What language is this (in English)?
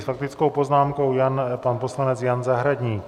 Czech